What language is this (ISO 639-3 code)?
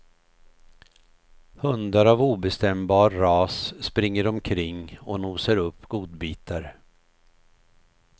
swe